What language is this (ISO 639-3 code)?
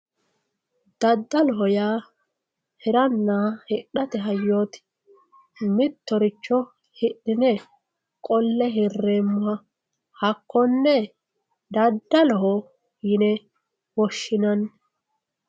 sid